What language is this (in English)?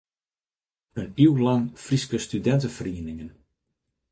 Western Frisian